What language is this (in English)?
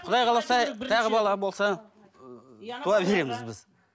Kazakh